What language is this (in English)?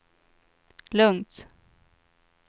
Swedish